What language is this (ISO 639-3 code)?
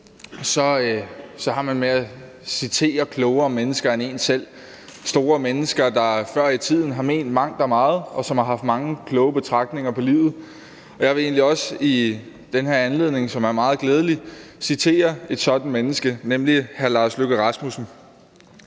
dan